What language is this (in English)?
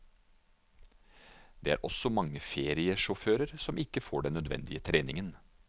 Norwegian